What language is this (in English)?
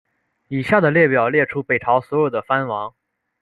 Chinese